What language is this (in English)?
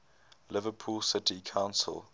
English